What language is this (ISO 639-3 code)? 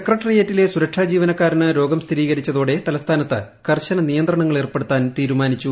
mal